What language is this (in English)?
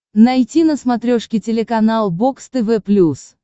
Russian